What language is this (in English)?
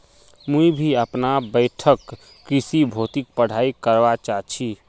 Magahi